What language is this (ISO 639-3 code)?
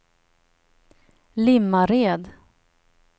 swe